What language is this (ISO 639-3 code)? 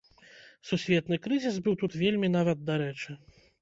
bel